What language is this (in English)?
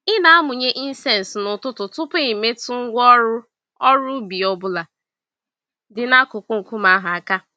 Igbo